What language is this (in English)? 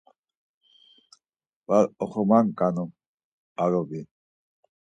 Laz